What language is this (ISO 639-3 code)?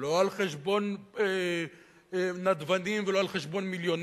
heb